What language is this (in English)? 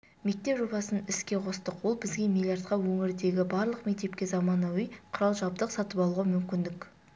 Kazakh